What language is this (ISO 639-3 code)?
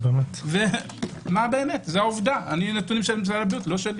heb